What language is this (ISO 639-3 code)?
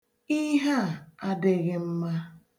ibo